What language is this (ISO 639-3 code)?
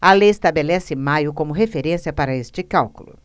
por